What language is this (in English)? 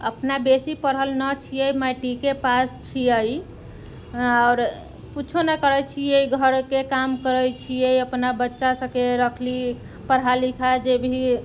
Maithili